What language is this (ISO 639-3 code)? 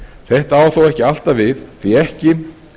isl